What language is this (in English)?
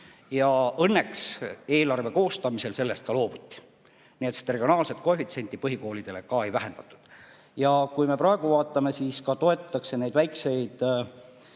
Estonian